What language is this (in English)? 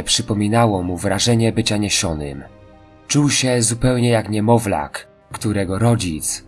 Polish